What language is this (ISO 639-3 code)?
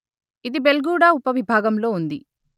tel